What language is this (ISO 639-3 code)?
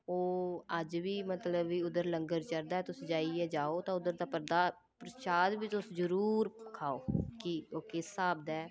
doi